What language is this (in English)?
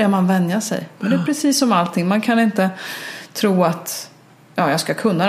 Swedish